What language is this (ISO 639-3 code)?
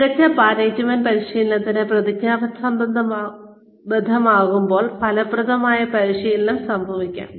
mal